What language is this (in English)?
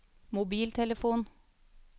Norwegian